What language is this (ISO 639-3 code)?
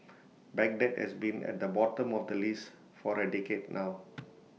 eng